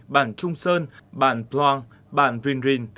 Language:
Vietnamese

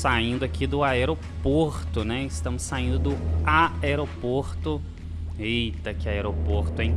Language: Portuguese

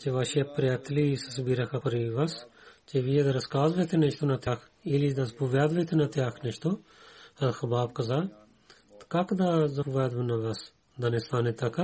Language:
Bulgarian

